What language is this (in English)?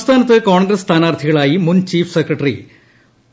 Malayalam